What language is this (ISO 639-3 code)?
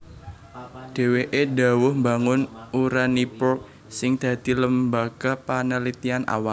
jav